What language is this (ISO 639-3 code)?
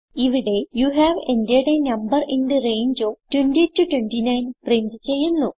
mal